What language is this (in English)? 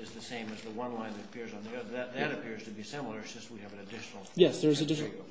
English